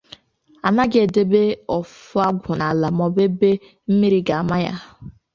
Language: Igbo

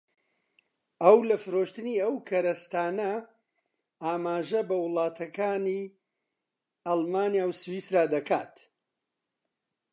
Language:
Central Kurdish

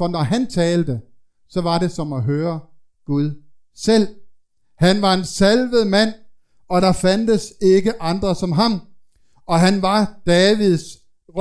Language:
Danish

